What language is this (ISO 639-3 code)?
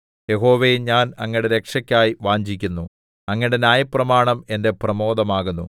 mal